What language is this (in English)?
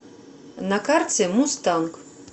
Russian